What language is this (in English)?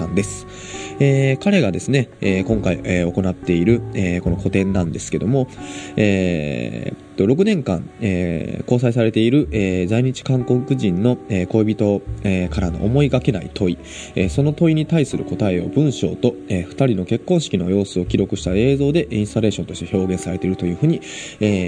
Japanese